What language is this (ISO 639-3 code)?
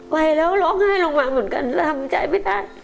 tha